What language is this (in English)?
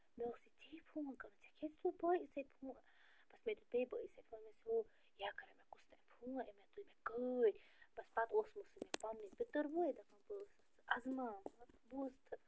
Kashmiri